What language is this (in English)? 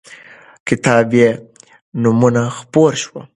Pashto